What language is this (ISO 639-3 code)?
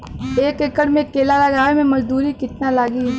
bho